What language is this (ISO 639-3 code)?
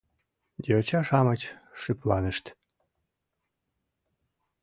chm